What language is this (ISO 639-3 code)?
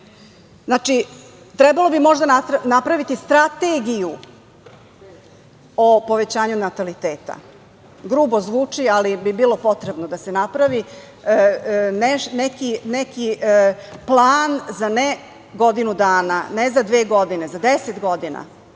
srp